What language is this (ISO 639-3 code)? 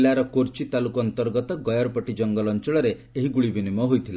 ori